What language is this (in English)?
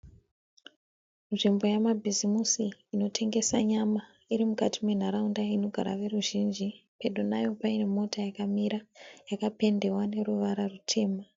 Shona